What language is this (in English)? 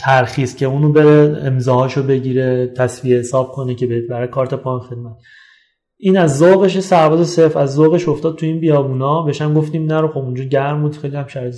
Persian